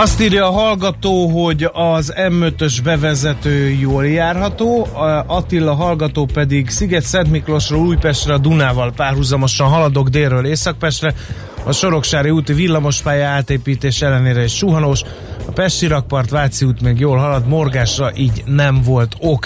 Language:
Hungarian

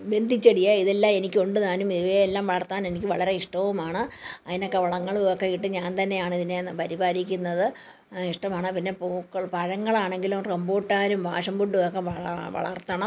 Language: Malayalam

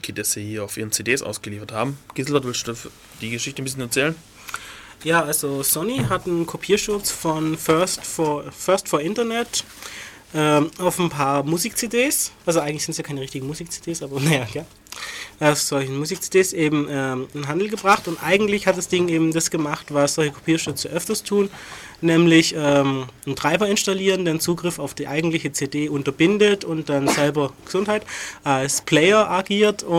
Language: German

